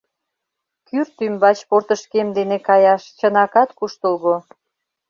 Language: Mari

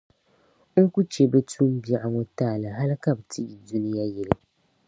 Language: Dagbani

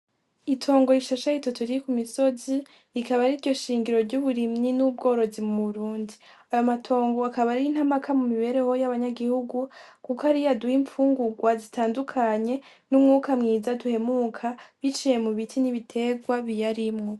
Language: Rundi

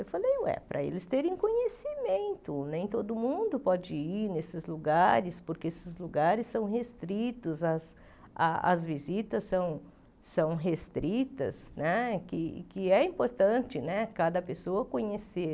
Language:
Portuguese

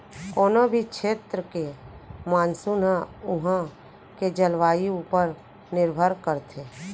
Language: Chhattisgarhi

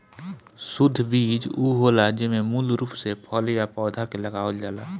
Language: Bhojpuri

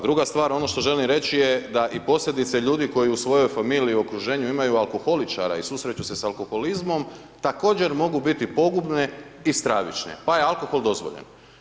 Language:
Croatian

